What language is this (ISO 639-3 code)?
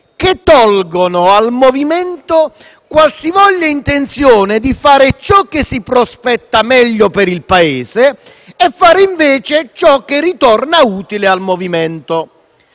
ita